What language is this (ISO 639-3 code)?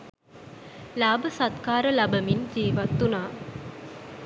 sin